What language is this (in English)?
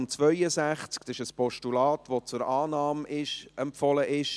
Swiss German